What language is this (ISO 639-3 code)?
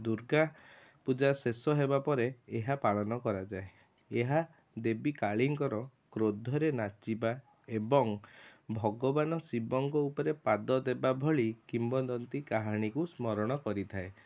ori